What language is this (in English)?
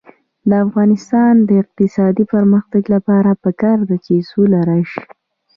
Pashto